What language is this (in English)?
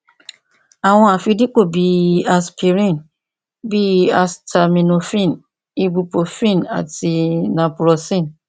Yoruba